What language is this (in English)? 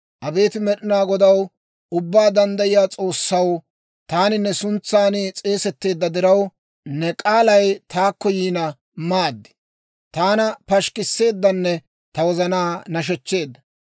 Dawro